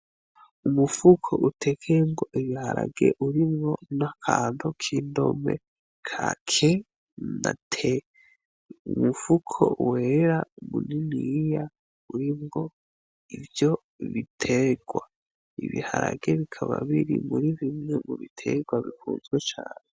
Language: Rundi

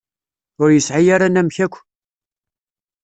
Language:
Kabyle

